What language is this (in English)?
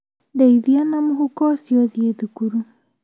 Kikuyu